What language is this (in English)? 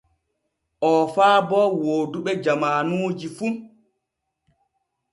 Borgu Fulfulde